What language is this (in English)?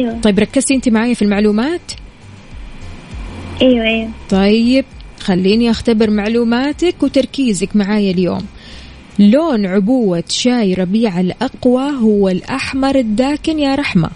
Arabic